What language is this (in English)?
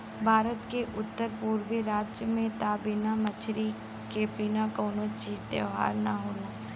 Bhojpuri